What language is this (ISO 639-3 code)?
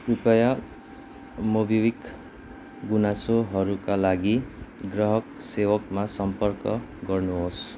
nep